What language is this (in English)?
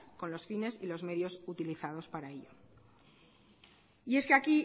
Spanish